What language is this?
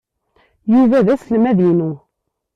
Kabyle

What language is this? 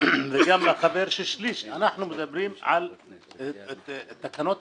Hebrew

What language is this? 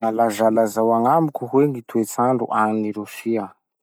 Masikoro Malagasy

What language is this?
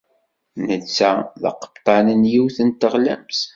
Kabyle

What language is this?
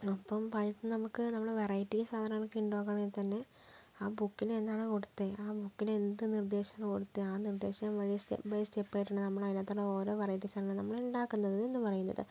Malayalam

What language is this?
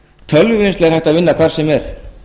Icelandic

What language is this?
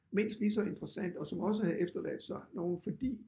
Danish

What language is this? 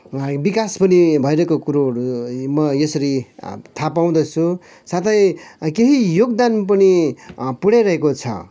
Nepali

